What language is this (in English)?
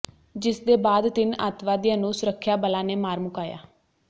Punjabi